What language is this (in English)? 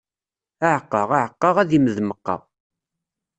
Kabyle